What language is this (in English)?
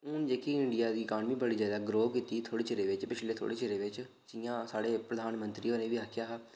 Dogri